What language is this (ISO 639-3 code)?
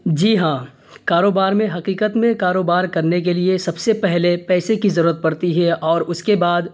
urd